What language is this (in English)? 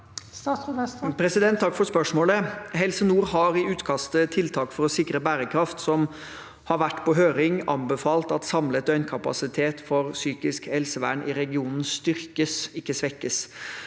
Norwegian